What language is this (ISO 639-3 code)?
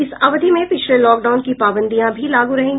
hin